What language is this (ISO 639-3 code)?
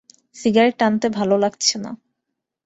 ben